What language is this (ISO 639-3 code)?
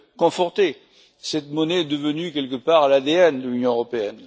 fra